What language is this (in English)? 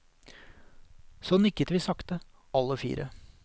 Norwegian